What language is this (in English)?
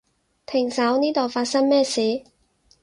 Cantonese